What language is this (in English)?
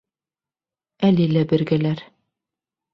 Bashkir